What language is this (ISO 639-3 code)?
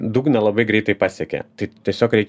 lit